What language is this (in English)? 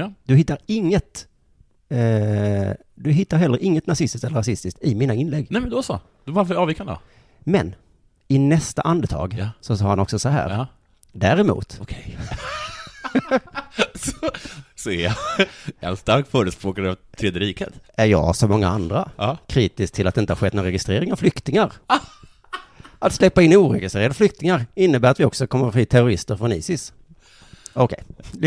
Swedish